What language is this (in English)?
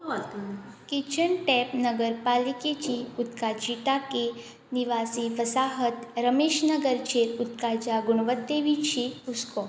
Konkani